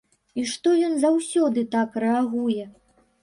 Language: Belarusian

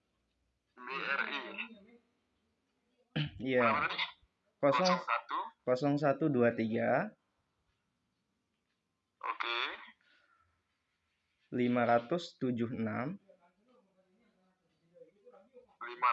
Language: Indonesian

